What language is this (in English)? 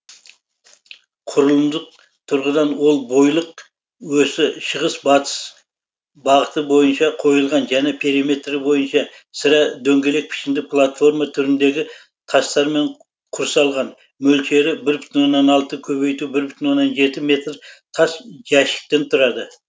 Kazakh